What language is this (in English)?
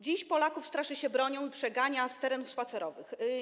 Polish